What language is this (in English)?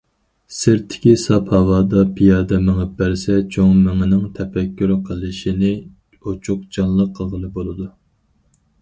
Uyghur